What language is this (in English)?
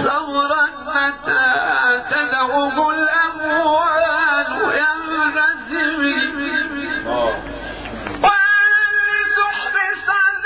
Arabic